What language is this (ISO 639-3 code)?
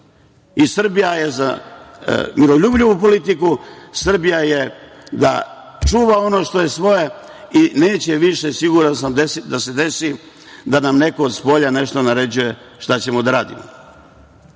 srp